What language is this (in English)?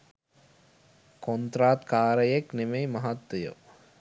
Sinhala